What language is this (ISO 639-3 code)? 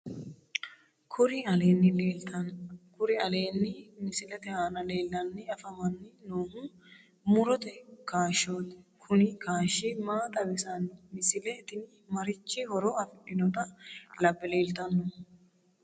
sid